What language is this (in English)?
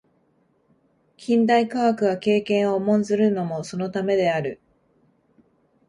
Japanese